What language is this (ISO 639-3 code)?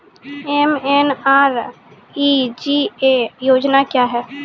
mai